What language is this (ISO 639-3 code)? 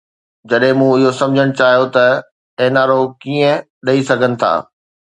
snd